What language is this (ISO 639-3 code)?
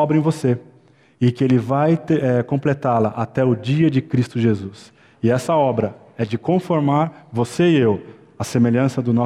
por